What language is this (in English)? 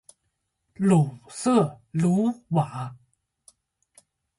Chinese